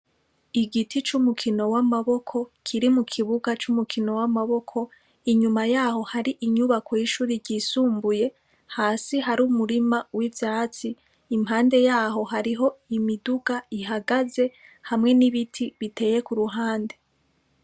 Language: Rundi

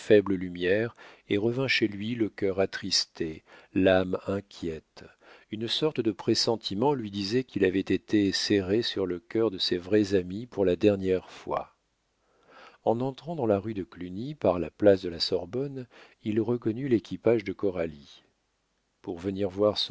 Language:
French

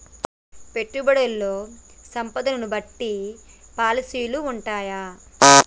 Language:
Telugu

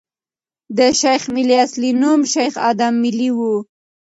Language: Pashto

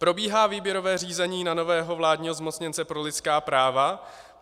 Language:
Czech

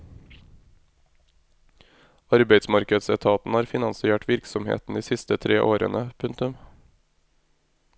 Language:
Norwegian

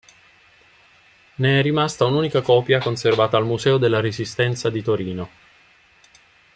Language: Italian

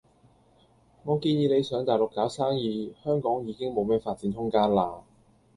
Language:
Cantonese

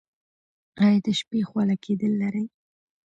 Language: Pashto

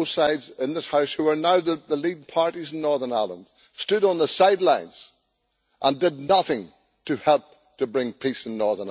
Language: English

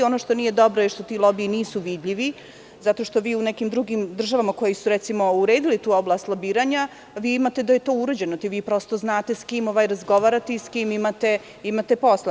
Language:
Serbian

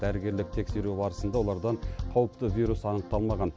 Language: Kazakh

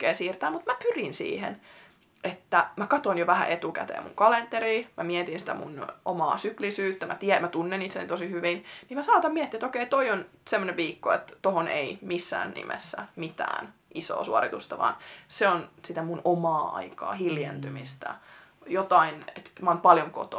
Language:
Finnish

